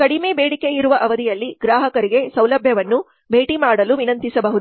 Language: Kannada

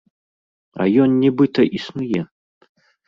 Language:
Belarusian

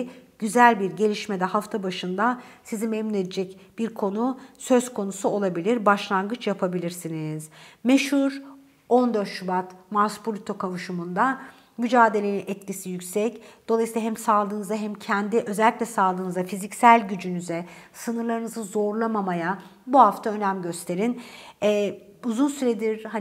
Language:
Turkish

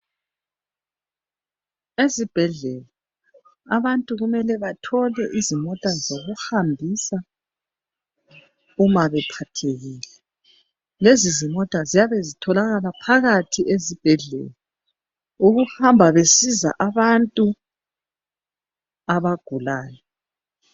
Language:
North Ndebele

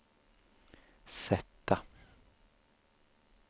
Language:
Swedish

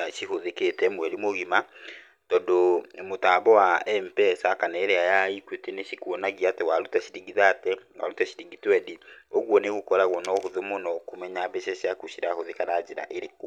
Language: Kikuyu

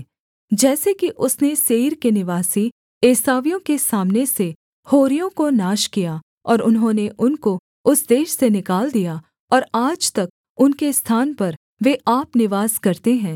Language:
Hindi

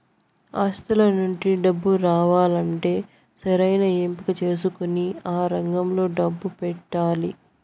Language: Telugu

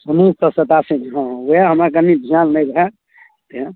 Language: Maithili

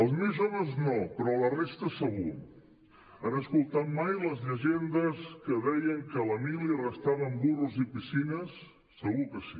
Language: Catalan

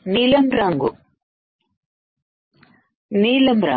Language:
Telugu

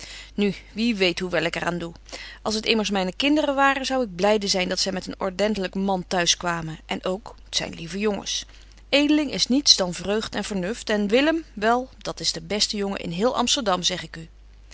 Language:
Dutch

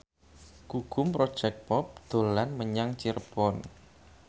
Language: Javanese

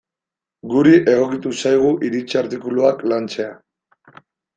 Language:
Basque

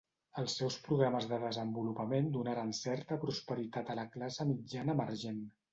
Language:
Catalan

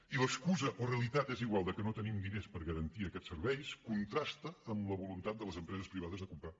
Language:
Catalan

